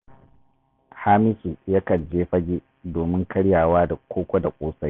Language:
Hausa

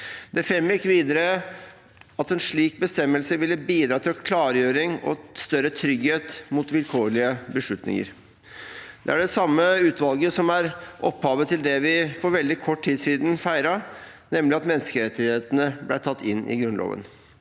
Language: Norwegian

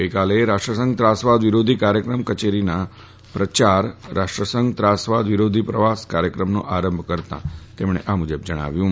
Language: Gujarati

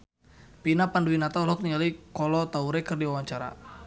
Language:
Sundanese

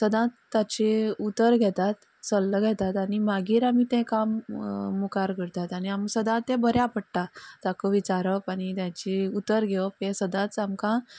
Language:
Konkani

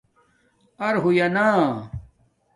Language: Domaaki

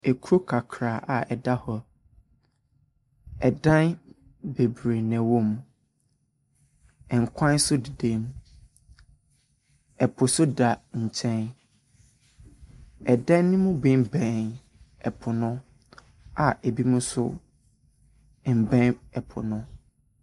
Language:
Akan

